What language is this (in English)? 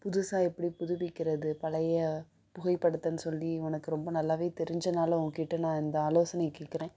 Tamil